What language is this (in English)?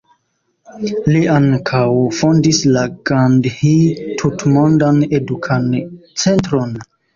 Esperanto